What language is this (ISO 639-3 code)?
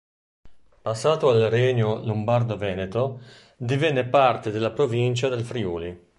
ita